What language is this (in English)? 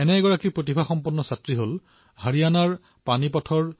Assamese